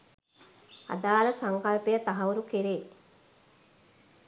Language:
Sinhala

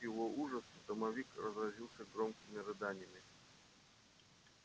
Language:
Russian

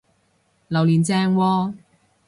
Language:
Cantonese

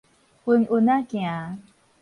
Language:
Min Nan Chinese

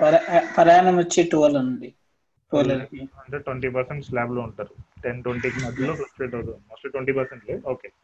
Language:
Telugu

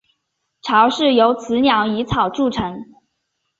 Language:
Chinese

